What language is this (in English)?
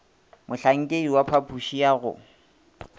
Northern Sotho